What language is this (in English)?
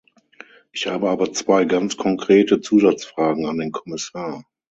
German